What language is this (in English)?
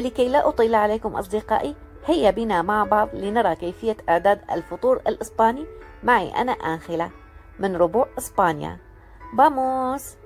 Arabic